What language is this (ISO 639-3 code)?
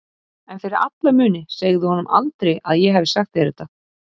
isl